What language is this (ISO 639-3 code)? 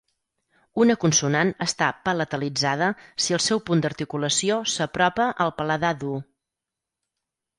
cat